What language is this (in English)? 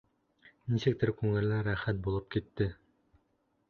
Bashkir